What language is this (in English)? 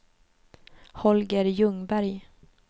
Swedish